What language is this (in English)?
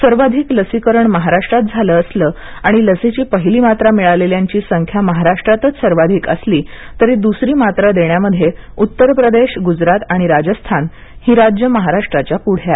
Marathi